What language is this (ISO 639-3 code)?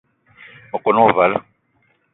eto